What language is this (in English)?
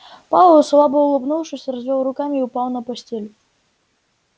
Russian